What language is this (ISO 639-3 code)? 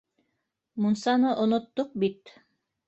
bak